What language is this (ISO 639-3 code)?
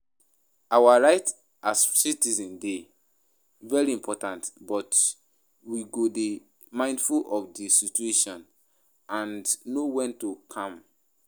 pcm